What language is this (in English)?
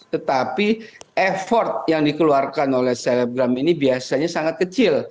Indonesian